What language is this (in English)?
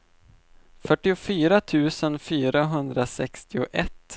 Swedish